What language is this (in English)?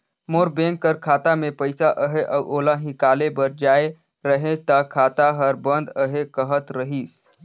Chhattisgarhi